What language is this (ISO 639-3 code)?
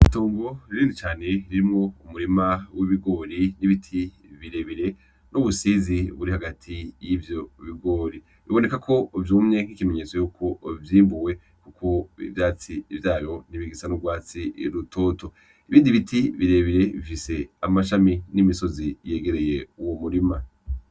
run